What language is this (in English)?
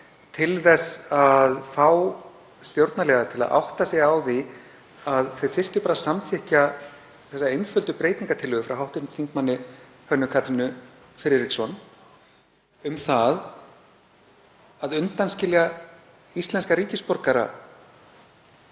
Icelandic